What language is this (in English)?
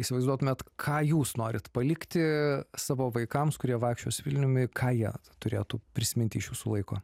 Lithuanian